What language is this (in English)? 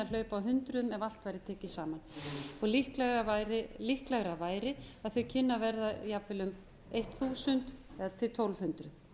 Icelandic